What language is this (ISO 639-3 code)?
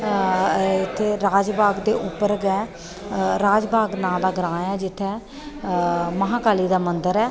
doi